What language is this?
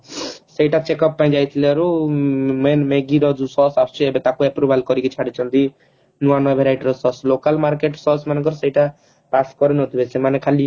Odia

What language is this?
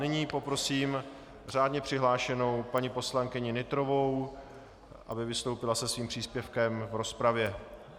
Czech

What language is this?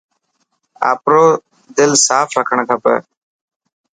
Dhatki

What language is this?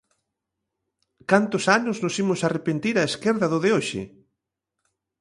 Galician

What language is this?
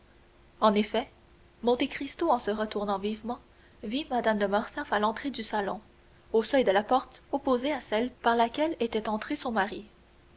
French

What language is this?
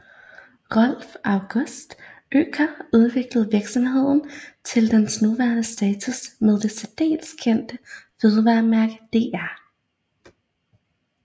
Danish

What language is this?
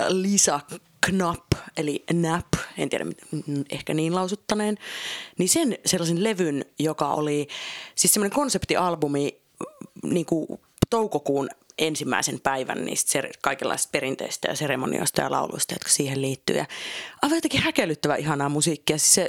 Finnish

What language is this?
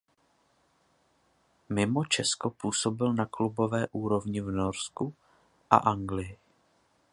Czech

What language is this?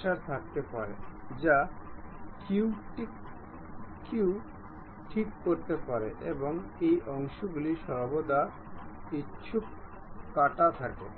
Bangla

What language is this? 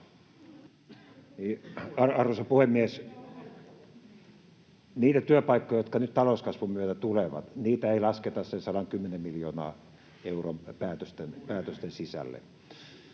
Finnish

